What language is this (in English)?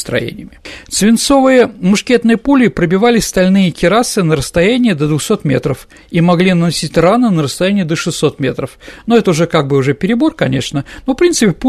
Russian